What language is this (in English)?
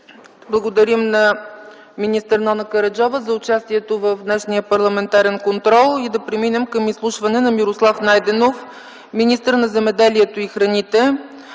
Bulgarian